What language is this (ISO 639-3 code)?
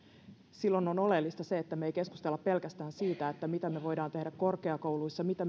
fin